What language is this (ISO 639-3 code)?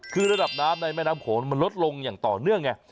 tha